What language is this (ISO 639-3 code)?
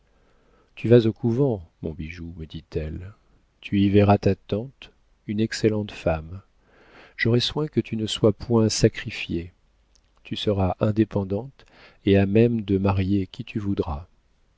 fra